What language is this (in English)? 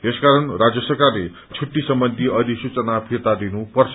Nepali